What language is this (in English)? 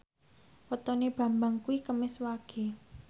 Javanese